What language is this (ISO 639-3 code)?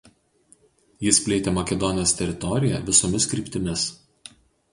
lit